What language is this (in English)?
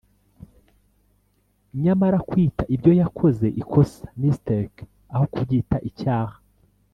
Kinyarwanda